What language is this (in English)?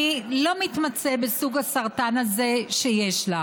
Hebrew